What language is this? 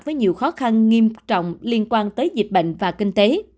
Vietnamese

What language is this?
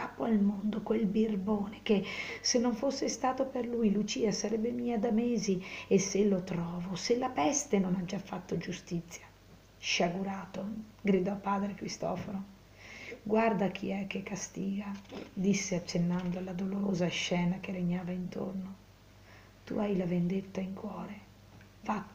Italian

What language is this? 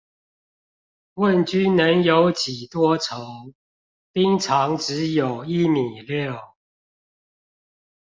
Chinese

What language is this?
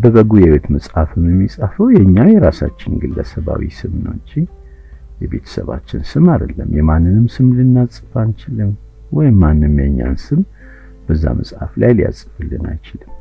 Amharic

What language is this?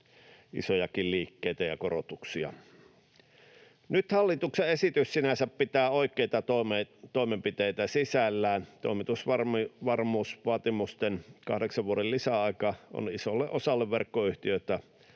Finnish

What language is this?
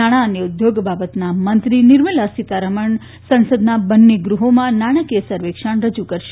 Gujarati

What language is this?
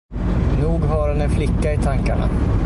Swedish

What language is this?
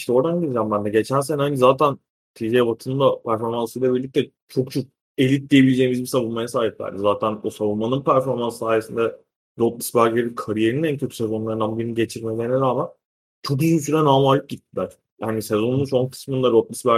Turkish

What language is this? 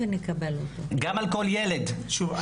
Hebrew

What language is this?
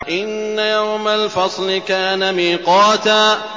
Arabic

